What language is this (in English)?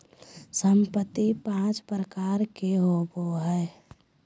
Magahi